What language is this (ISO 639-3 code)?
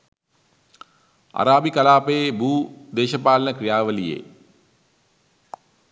sin